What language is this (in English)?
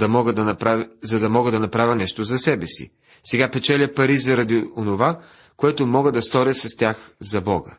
Bulgarian